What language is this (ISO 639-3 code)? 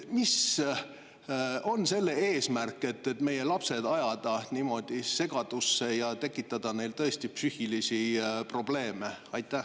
est